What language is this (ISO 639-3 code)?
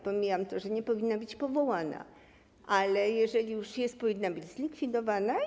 pol